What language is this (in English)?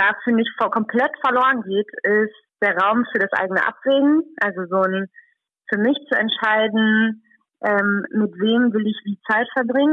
German